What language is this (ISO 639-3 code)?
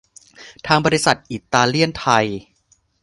tha